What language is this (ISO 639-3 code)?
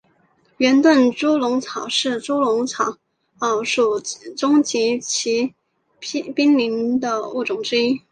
zho